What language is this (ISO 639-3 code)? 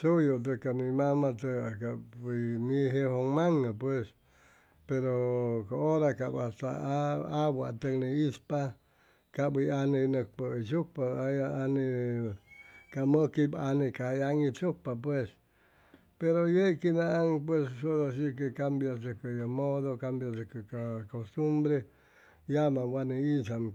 zoh